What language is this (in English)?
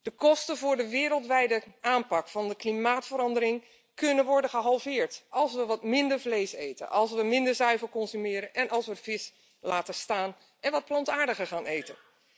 Dutch